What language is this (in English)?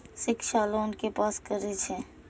Maithili